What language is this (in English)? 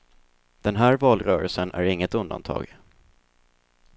Swedish